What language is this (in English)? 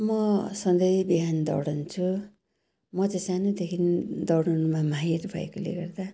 Nepali